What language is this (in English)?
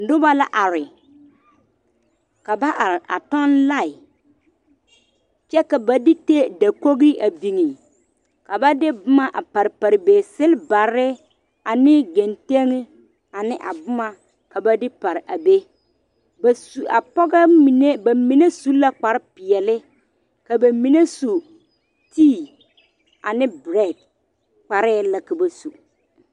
Southern Dagaare